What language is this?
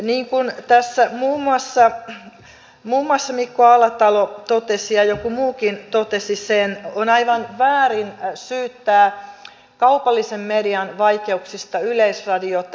Finnish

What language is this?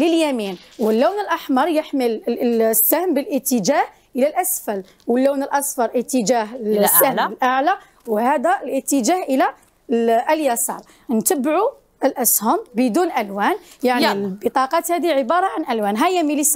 Arabic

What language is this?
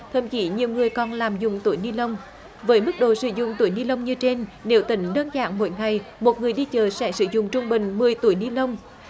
Vietnamese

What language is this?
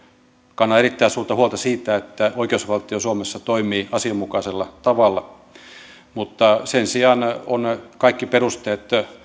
Finnish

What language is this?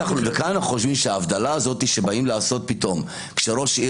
Hebrew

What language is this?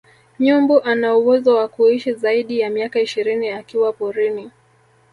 Swahili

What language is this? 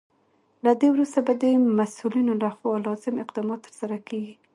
Pashto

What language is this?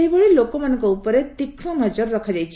Odia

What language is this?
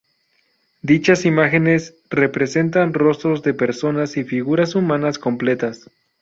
Spanish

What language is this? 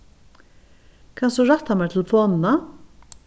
Faroese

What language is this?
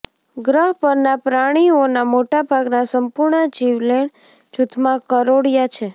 Gujarati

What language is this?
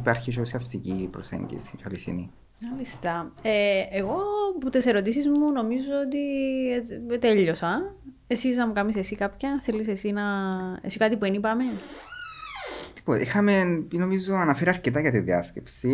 Greek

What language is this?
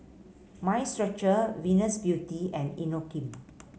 English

